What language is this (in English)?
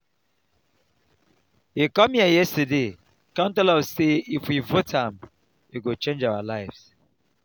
Nigerian Pidgin